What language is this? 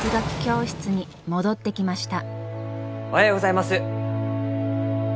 Japanese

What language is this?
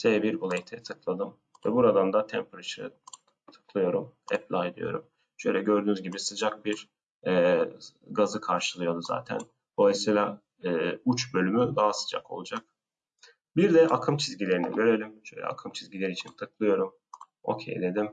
Turkish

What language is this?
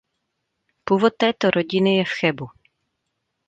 Czech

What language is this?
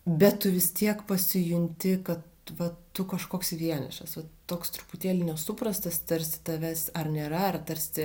Lithuanian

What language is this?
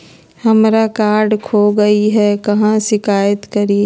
Magahi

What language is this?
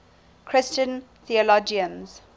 English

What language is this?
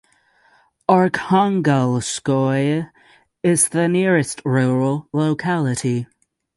English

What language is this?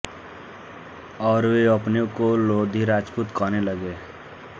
Hindi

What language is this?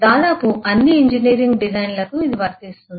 Telugu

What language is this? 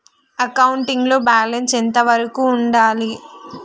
Telugu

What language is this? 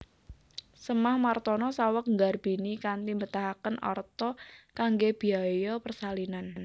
Javanese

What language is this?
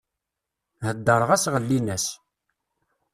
Kabyle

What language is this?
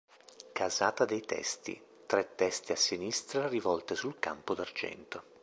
Italian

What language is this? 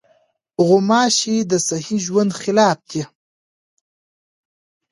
Pashto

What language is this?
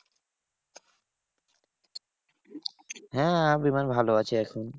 Bangla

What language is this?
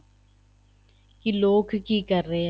Punjabi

